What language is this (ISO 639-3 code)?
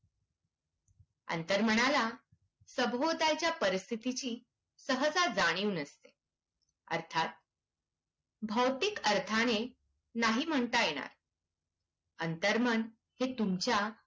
mar